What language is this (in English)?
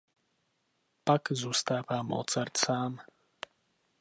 Czech